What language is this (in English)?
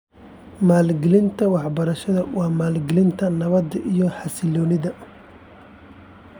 Somali